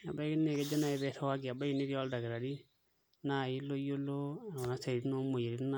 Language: Masai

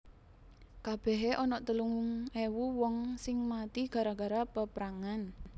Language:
Javanese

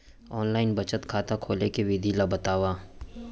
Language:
Chhattisgarhi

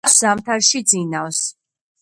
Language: Georgian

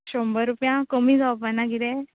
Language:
Konkani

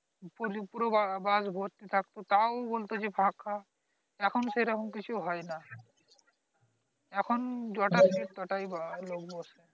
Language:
Bangla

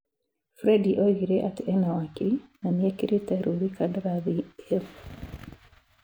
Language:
Kikuyu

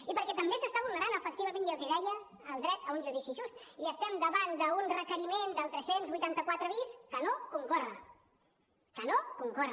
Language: Catalan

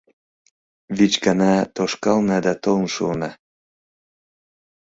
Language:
Mari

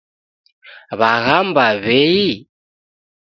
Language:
Taita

